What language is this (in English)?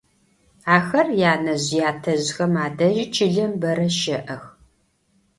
Adyghe